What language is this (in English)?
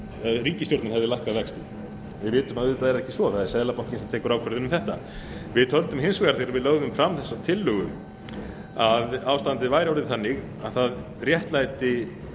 Icelandic